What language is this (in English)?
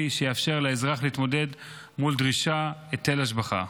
Hebrew